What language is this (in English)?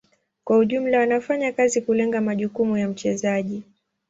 Swahili